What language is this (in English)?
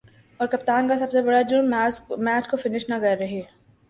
Urdu